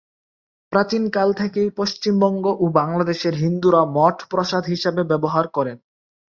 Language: Bangla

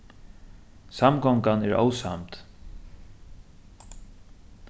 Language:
Faroese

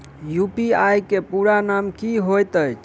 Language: Maithili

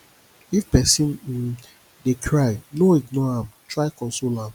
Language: Nigerian Pidgin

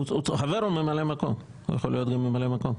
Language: Hebrew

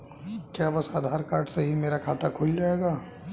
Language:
Hindi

